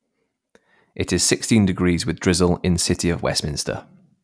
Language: English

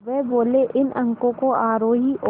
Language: Hindi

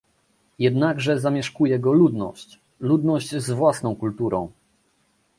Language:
Polish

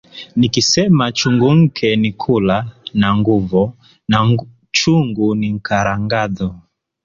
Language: Swahili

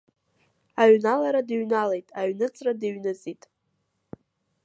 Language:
Abkhazian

